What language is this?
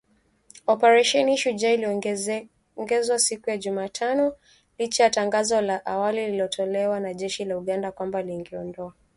Swahili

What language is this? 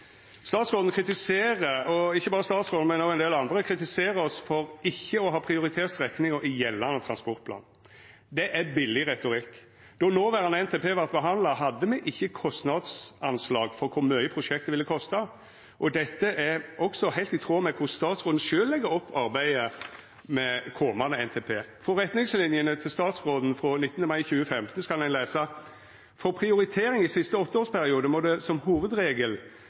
Norwegian Nynorsk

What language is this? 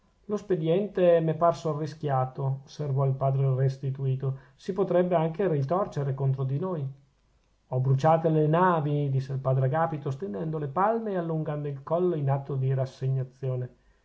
Italian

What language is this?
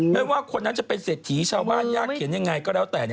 Thai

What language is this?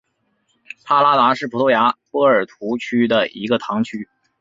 Chinese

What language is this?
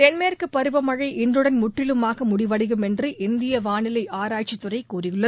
Tamil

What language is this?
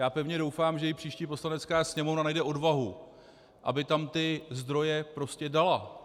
Czech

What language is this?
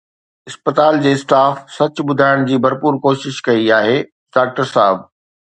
Sindhi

